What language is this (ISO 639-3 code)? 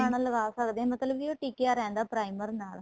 pan